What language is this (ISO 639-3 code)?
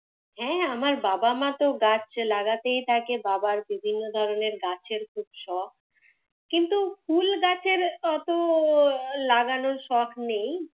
ben